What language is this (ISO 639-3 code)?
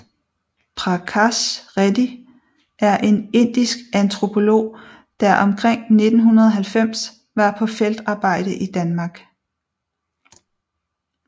dan